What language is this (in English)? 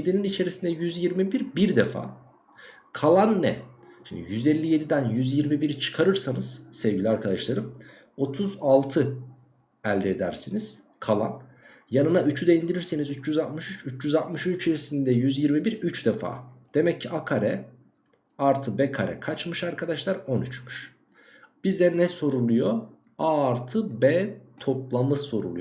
Turkish